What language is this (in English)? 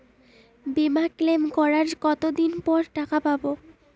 Bangla